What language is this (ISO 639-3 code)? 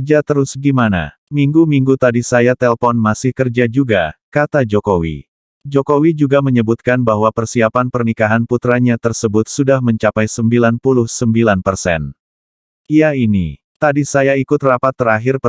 ind